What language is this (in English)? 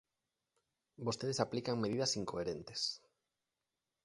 Galician